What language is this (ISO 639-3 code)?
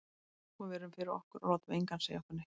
isl